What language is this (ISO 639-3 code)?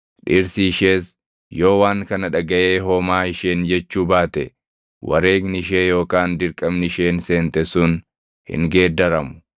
orm